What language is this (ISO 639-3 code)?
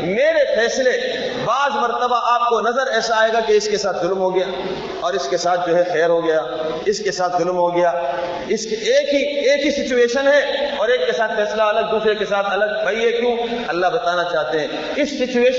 urd